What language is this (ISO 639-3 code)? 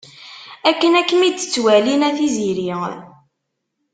kab